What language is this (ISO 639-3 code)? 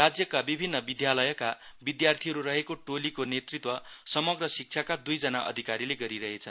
nep